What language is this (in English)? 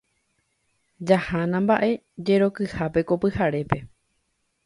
Guarani